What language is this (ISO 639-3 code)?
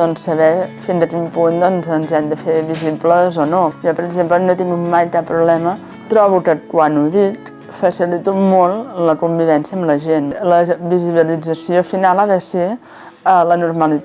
cat